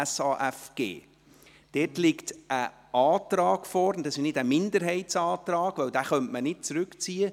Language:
Swiss German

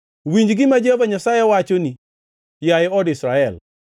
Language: Luo (Kenya and Tanzania)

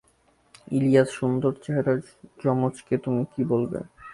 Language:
Bangla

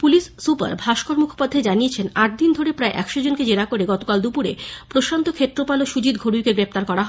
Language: Bangla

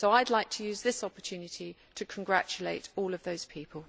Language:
English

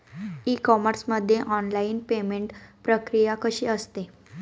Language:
Marathi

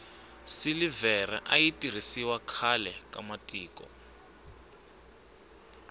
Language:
Tsonga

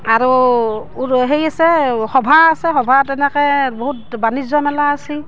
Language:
Assamese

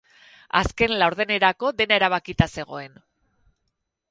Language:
Basque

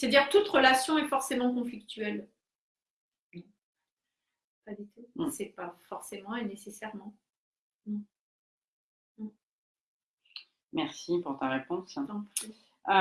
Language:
French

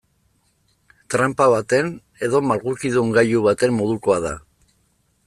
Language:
Basque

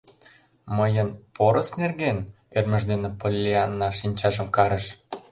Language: Mari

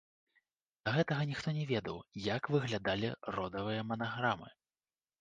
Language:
Belarusian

